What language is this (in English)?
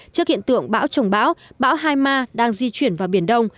Vietnamese